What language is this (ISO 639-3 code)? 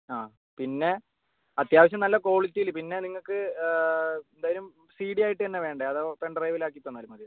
mal